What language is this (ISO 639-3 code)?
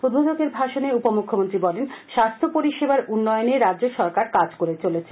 ben